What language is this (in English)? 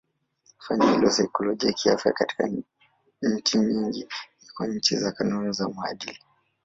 Swahili